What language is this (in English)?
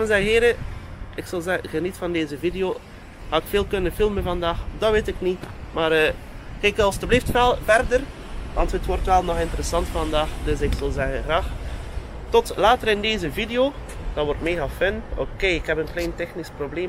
Dutch